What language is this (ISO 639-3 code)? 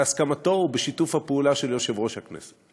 heb